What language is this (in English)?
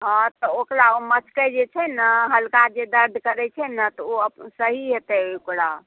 Maithili